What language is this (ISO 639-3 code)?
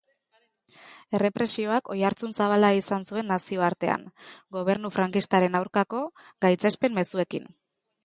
eus